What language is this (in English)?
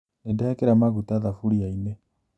Kikuyu